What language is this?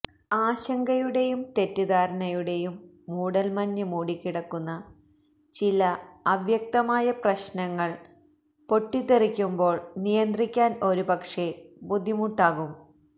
Malayalam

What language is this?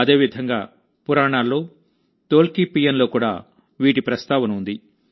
Telugu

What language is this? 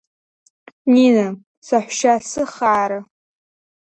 Abkhazian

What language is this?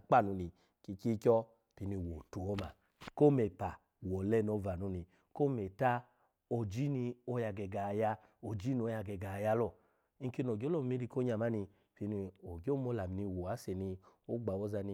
Alago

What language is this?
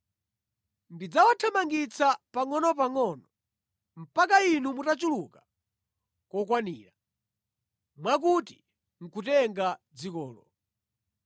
Nyanja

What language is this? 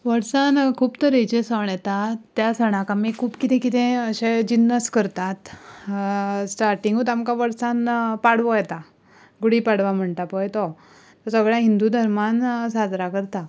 Konkani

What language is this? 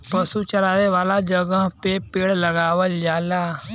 Bhojpuri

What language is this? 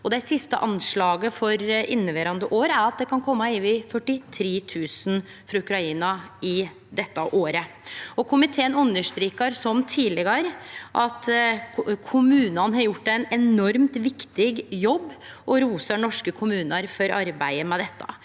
Norwegian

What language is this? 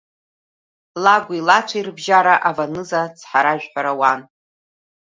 Abkhazian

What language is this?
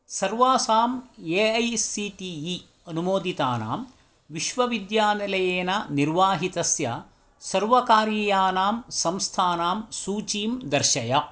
Sanskrit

